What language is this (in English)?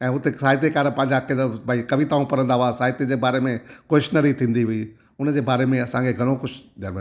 Sindhi